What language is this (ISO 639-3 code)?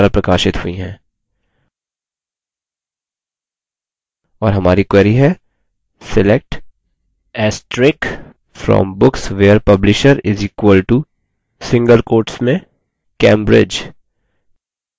hin